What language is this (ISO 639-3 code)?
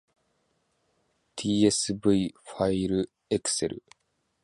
jpn